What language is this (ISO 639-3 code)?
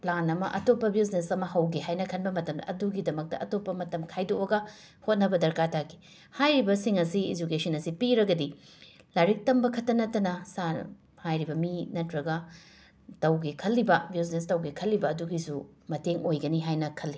mni